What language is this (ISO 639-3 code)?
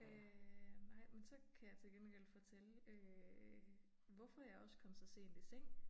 dan